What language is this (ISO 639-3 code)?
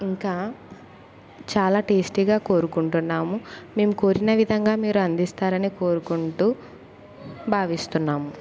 tel